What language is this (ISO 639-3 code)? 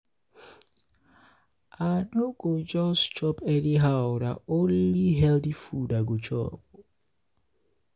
pcm